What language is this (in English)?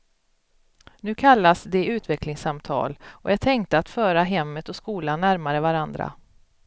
Swedish